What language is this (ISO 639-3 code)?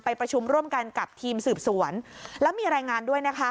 tha